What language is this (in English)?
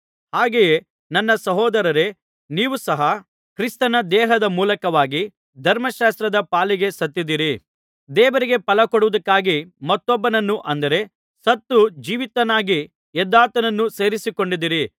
Kannada